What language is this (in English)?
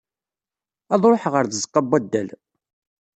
Kabyle